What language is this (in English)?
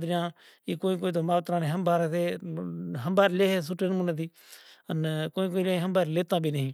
Kachi Koli